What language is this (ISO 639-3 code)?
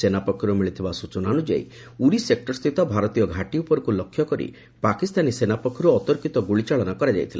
ori